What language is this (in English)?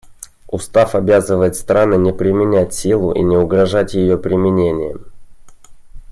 Russian